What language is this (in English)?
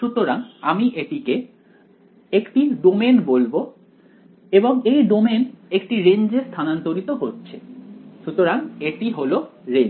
Bangla